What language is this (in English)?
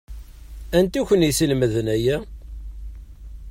Kabyle